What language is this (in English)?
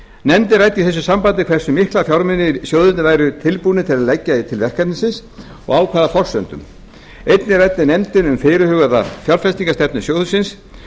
Icelandic